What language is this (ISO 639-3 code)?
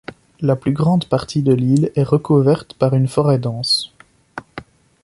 fra